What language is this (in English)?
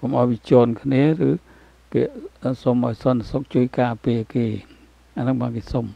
Thai